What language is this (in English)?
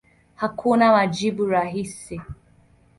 Swahili